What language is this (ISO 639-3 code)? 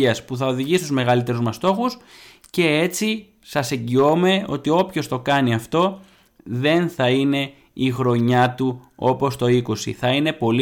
ell